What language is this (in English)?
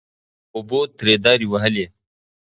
Pashto